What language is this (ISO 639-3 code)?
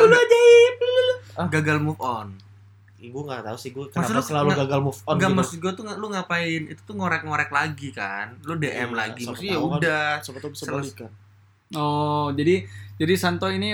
ind